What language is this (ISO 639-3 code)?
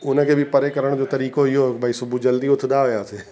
snd